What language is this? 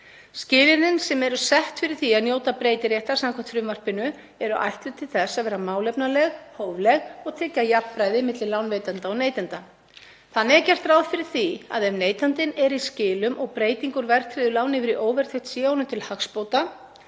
Icelandic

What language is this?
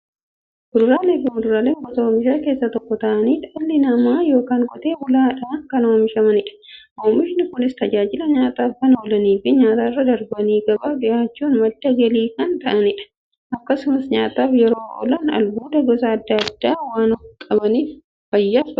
Oromo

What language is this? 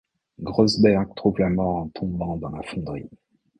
French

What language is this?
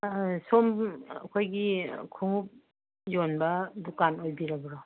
Manipuri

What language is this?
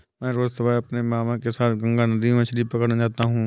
Hindi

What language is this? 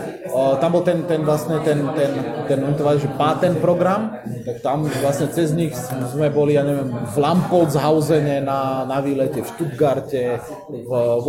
Slovak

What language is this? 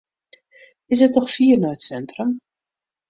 Western Frisian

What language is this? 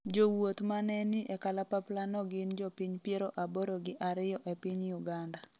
Luo (Kenya and Tanzania)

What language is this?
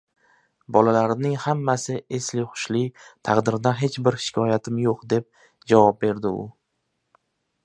Uzbek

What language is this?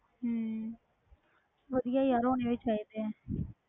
Punjabi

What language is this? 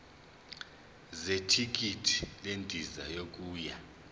Zulu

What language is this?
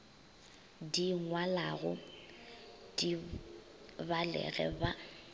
Northern Sotho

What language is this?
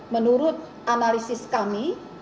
Indonesian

